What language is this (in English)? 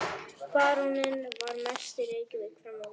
Icelandic